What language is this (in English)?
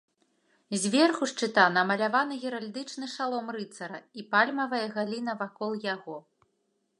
Belarusian